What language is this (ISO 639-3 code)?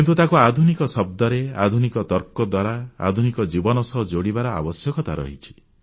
ori